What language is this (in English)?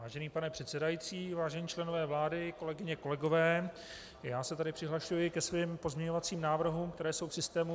Czech